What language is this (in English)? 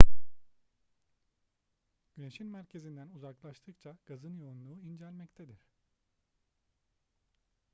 Turkish